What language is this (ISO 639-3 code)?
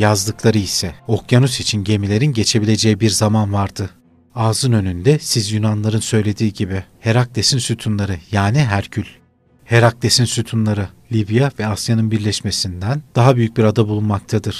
tur